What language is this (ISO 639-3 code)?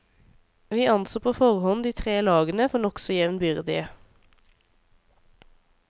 nor